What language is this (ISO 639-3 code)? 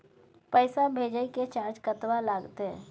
mai